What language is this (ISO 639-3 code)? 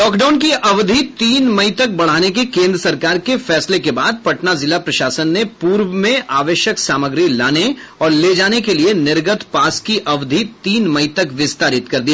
hin